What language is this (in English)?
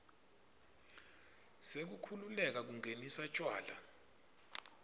Swati